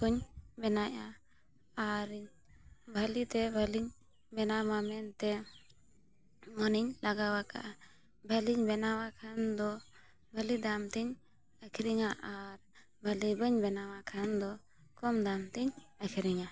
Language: Santali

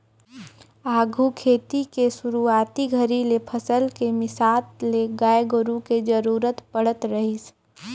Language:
Chhattisgarhi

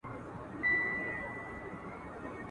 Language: Pashto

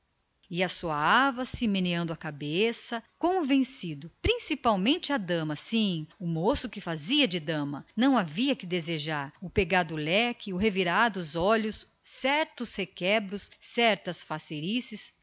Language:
Portuguese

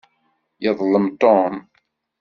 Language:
Kabyle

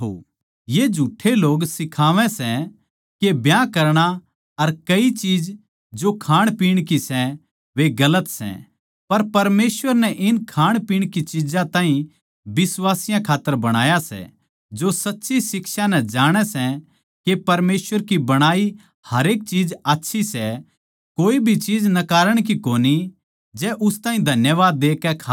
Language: Haryanvi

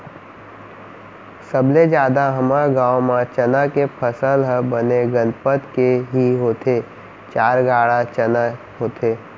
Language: Chhattisgarhi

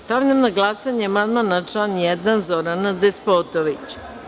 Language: Serbian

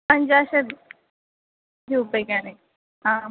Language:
Sanskrit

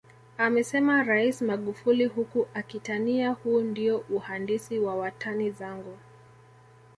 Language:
Swahili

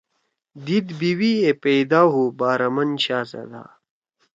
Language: Torwali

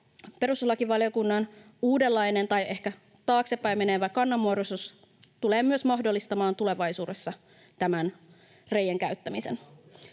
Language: Finnish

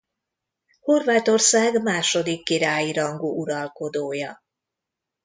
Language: Hungarian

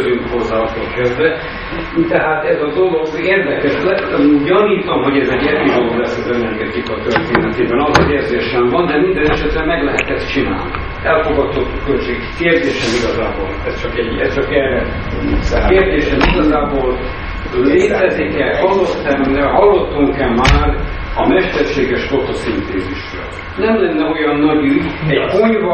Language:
Hungarian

